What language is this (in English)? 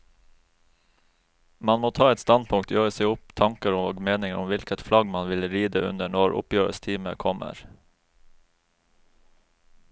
Norwegian